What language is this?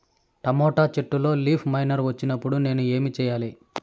Telugu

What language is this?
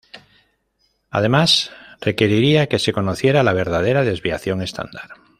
Spanish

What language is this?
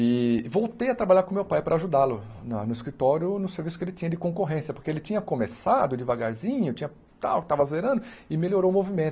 Portuguese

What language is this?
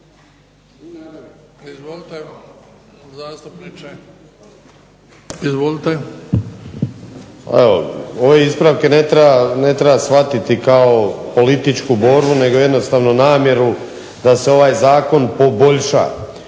Croatian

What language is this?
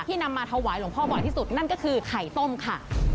Thai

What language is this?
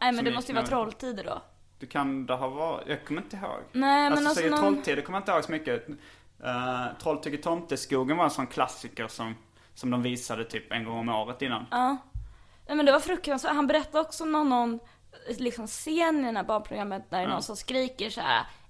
Swedish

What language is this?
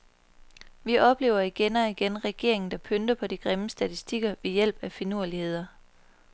Danish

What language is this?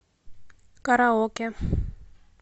Russian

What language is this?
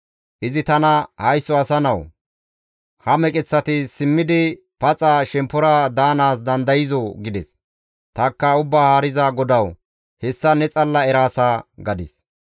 Gamo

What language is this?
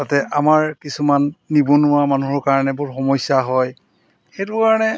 Assamese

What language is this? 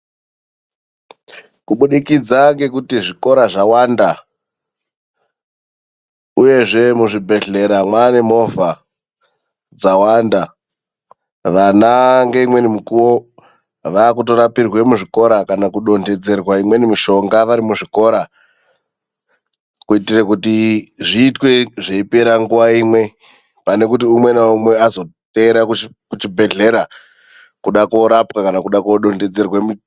Ndau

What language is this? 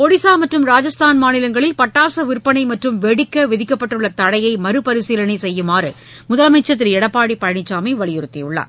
Tamil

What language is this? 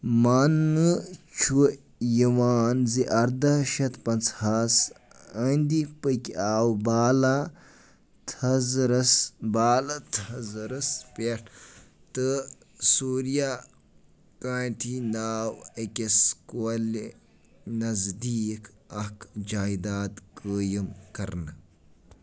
Kashmiri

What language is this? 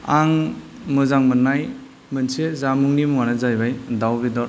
Bodo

